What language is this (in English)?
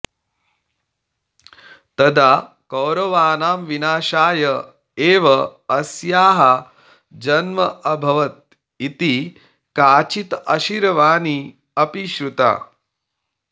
Sanskrit